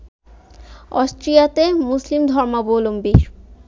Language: Bangla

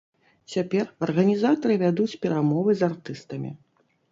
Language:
Belarusian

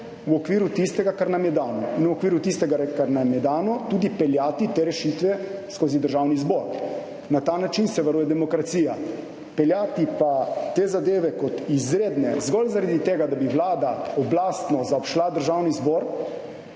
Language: Slovenian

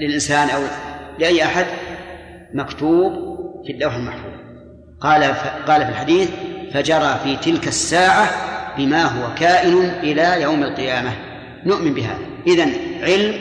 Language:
Arabic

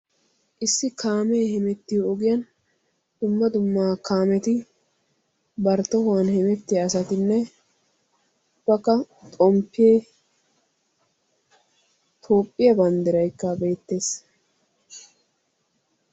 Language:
Wolaytta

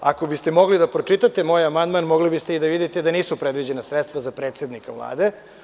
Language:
Serbian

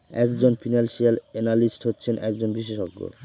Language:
Bangla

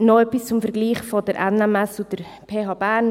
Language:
Swiss German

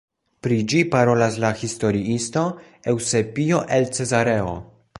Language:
Esperanto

